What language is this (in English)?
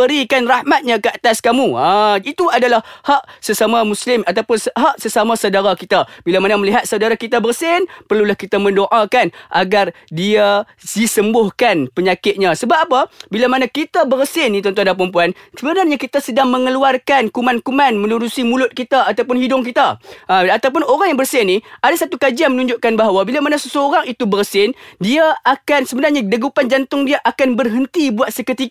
Malay